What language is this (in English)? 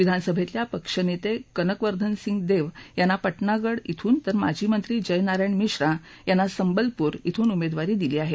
Marathi